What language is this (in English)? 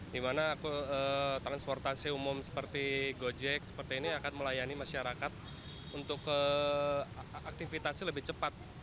Indonesian